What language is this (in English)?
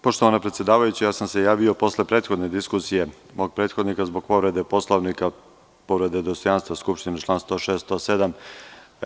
Serbian